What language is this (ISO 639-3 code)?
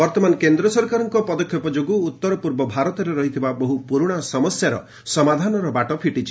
ori